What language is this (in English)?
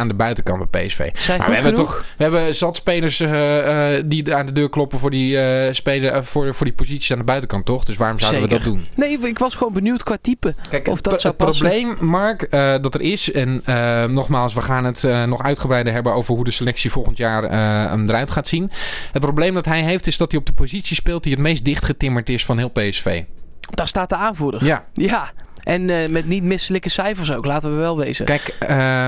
Dutch